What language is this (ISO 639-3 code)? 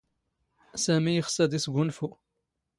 zgh